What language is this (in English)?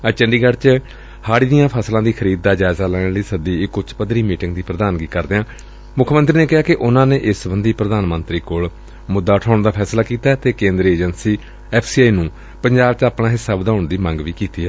Punjabi